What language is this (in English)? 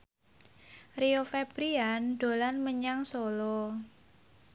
Javanese